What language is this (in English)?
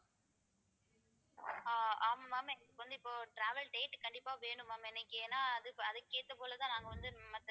Tamil